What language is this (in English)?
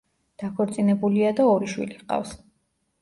Georgian